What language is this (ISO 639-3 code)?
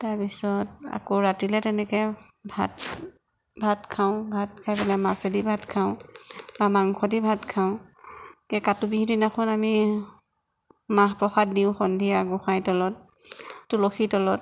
asm